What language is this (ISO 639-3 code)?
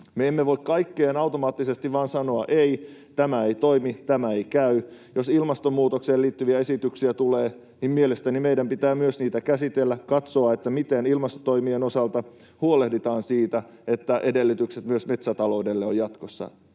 fin